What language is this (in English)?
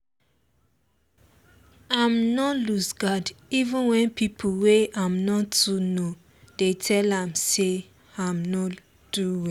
Nigerian Pidgin